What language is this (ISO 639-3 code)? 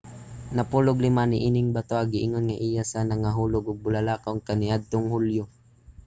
ceb